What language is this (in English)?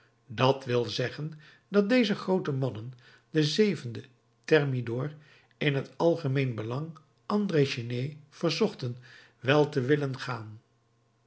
Dutch